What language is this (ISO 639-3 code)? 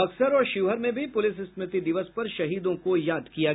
hin